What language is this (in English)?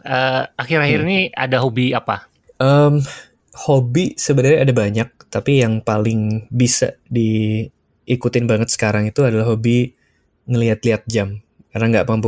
Indonesian